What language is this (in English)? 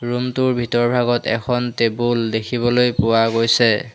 Assamese